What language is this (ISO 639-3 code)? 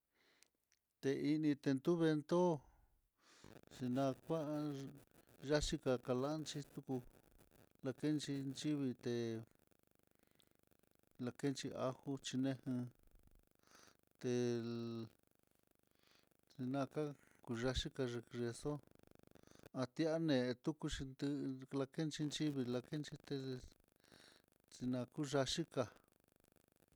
vmm